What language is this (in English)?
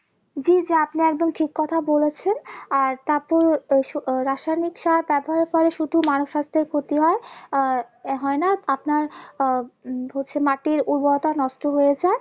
Bangla